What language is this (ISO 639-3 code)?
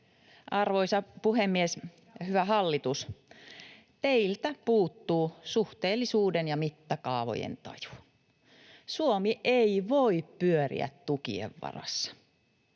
fin